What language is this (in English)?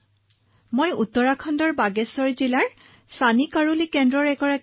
Assamese